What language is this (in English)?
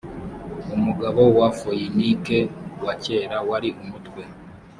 Kinyarwanda